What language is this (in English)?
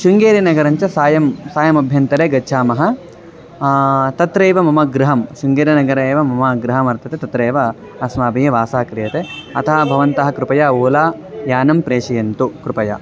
Sanskrit